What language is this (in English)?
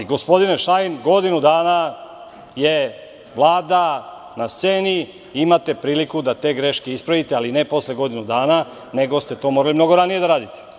Serbian